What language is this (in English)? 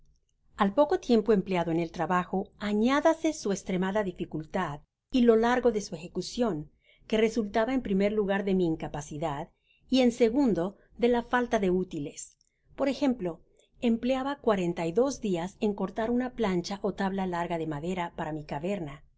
Spanish